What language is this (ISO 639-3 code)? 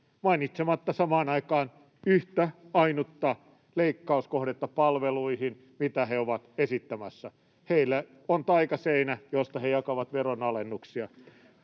fin